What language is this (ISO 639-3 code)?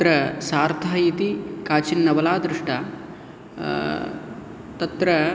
san